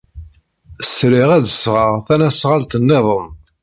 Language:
Kabyle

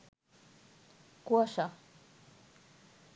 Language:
Bangla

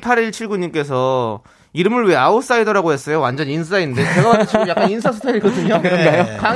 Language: Korean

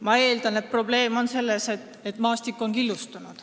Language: Estonian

